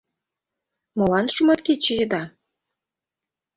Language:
Mari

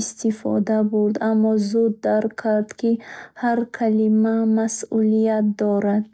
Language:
Bukharic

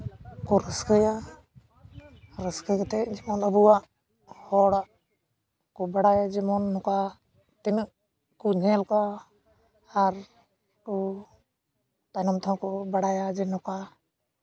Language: Santali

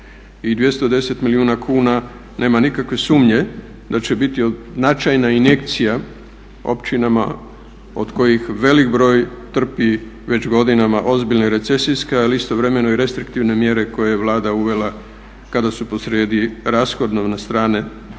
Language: Croatian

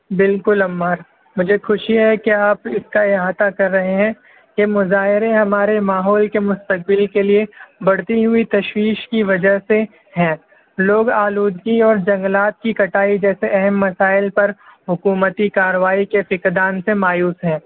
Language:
Urdu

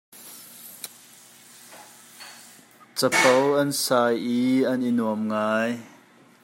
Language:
Hakha Chin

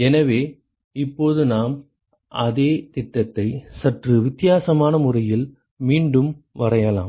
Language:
Tamil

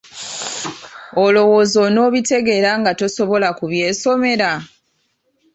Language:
Ganda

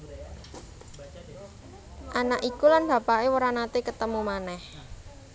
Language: Javanese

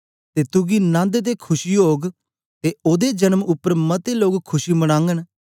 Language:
Dogri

